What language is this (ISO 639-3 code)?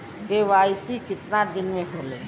bho